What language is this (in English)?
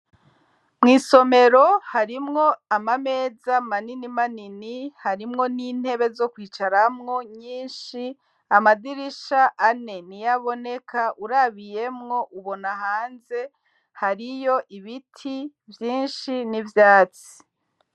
Rundi